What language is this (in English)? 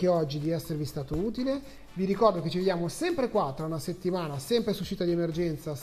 Italian